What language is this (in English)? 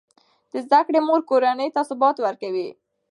Pashto